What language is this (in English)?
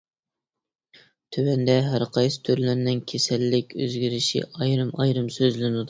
Uyghur